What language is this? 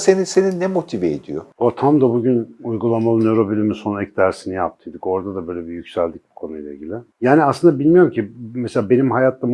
Turkish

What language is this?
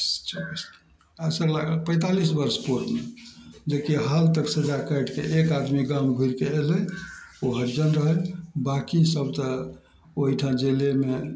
Maithili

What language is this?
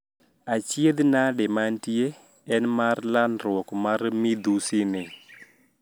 Luo (Kenya and Tanzania)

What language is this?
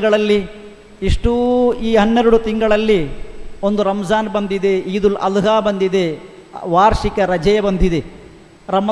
Kannada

